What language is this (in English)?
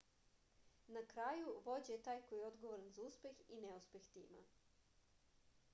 Serbian